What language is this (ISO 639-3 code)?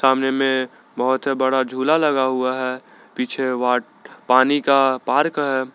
hin